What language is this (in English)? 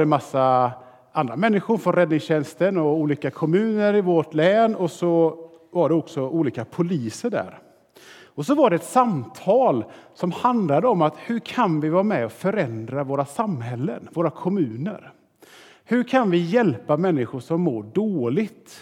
Swedish